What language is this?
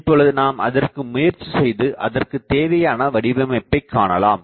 Tamil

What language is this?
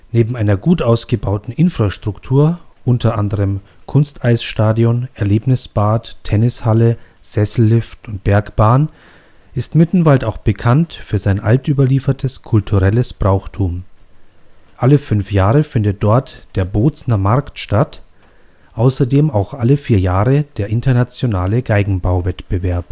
German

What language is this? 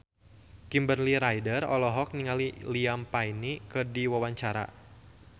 Sundanese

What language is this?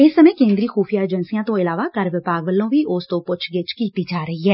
Punjabi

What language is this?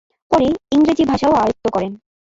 Bangla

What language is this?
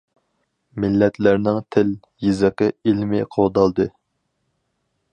Uyghur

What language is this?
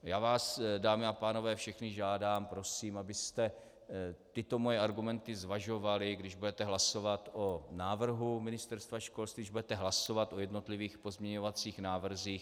Czech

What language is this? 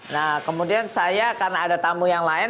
Indonesian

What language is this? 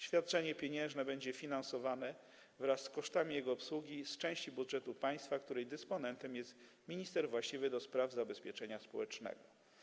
Polish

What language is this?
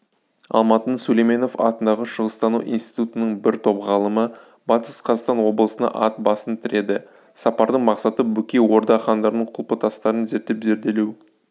Kazakh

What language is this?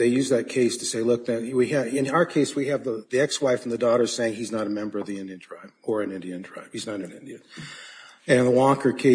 English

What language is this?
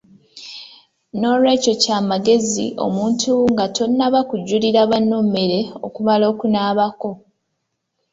Ganda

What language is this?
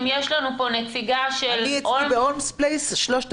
Hebrew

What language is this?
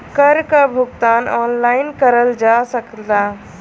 Bhojpuri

